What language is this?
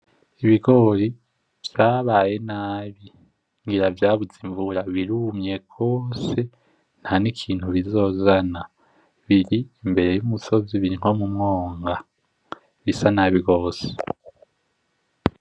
Rundi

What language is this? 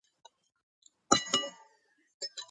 Georgian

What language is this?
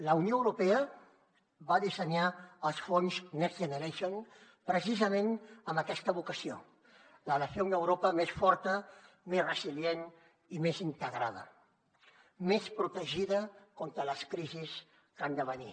Catalan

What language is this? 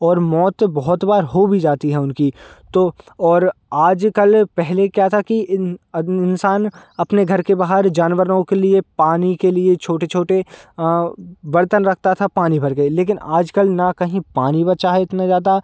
Hindi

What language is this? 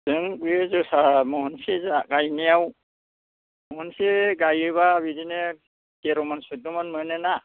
Bodo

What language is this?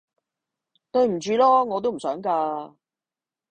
Cantonese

